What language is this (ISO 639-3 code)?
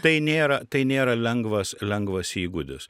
lit